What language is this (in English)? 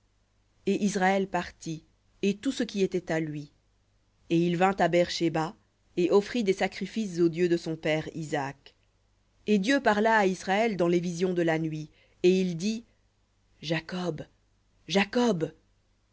French